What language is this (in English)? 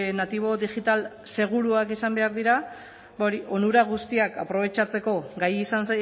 Basque